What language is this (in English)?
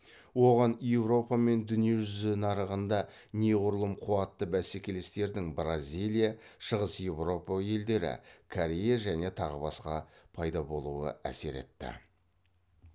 Kazakh